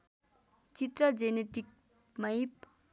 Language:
Nepali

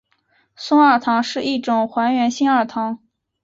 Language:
Chinese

